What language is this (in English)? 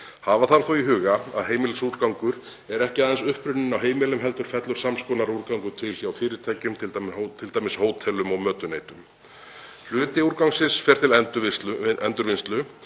Icelandic